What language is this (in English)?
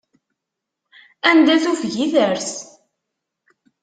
Kabyle